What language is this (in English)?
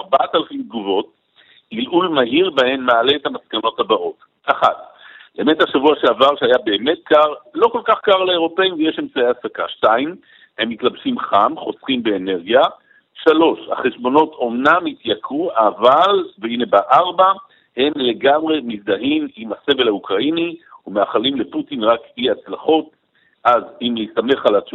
Hebrew